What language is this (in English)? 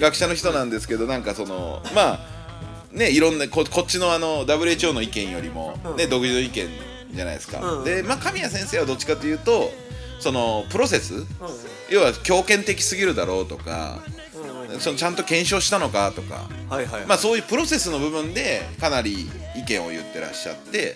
Japanese